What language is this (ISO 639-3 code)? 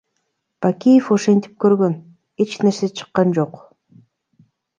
kir